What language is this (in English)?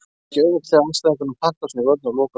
Icelandic